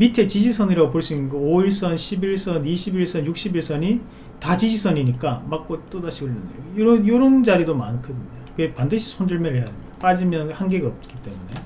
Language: Korean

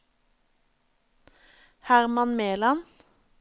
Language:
Norwegian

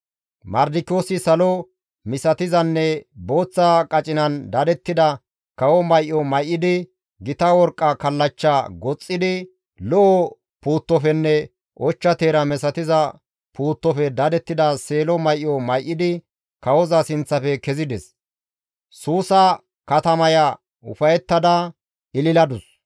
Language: Gamo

